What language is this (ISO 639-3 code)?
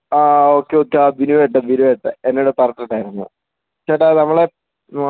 mal